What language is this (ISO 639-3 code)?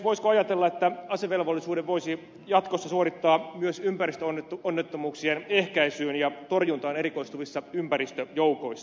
fin